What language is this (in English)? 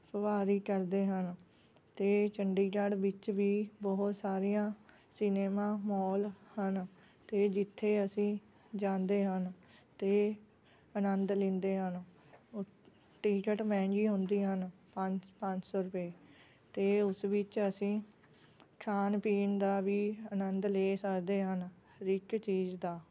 Punjabi